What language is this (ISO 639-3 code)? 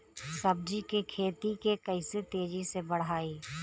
bho